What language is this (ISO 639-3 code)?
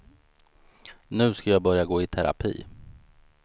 swe